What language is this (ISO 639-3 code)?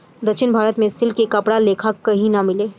bho